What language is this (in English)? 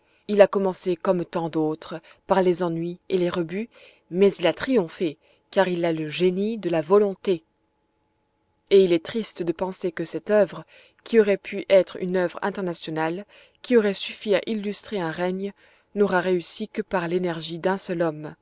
French